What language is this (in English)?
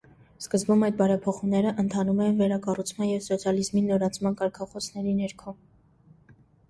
Armenian